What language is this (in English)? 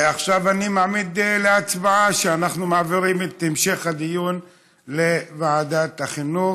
Hebrew